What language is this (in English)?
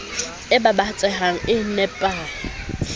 Southern Sotho